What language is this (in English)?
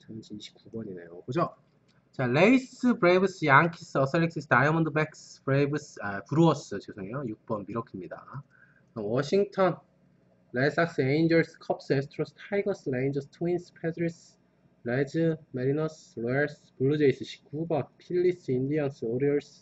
Korean